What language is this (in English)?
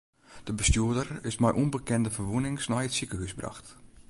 Western Frisian